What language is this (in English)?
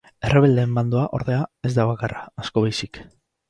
Basque